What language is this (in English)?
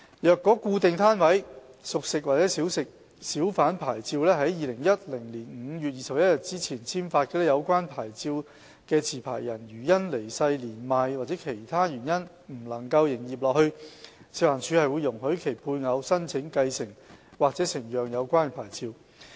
Cantonese